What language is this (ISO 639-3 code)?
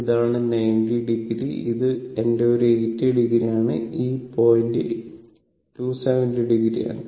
mal